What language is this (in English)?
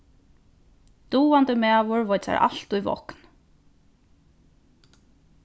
Faroese